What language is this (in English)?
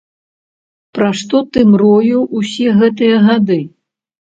Belarusian